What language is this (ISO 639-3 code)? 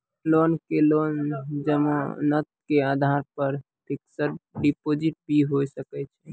mai